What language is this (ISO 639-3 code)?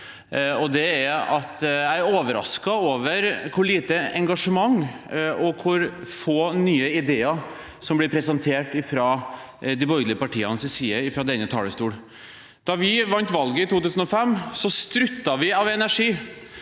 nor